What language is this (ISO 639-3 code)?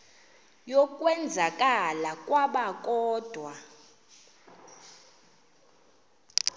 xho